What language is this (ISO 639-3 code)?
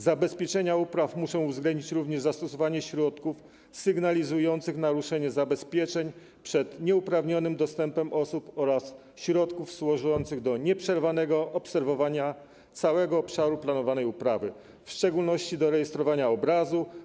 pol